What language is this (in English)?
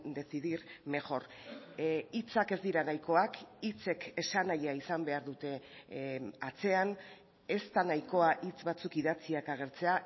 Basque